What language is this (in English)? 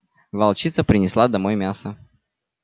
Russian